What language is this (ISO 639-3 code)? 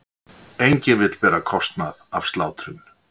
isl